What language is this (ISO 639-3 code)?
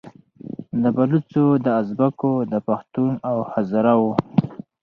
pus